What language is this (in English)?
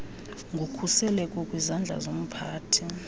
Xhosa